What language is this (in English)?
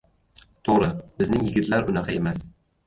Uzbek